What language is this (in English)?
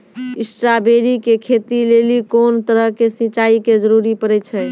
Maithili